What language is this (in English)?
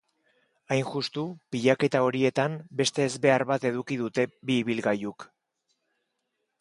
Basque